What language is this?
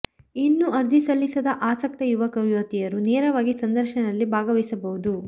Kannada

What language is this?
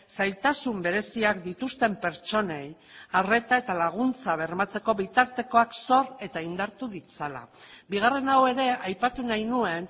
Basque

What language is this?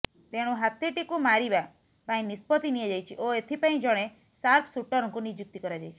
Odia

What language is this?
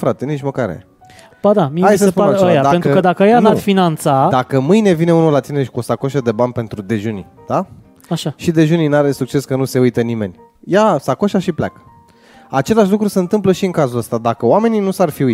Romanian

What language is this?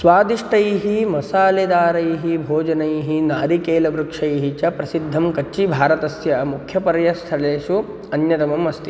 Sanskrit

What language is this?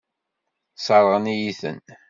Kabyle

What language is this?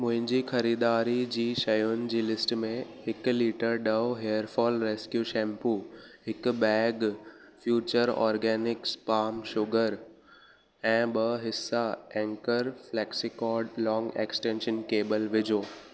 Sindhi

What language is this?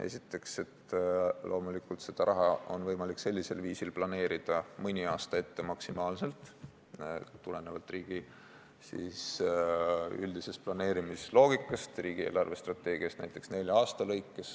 Estonian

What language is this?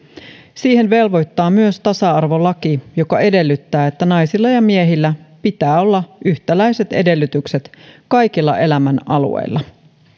Finnish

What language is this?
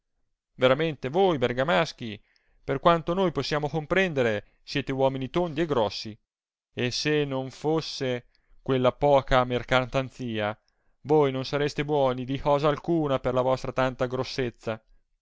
Italian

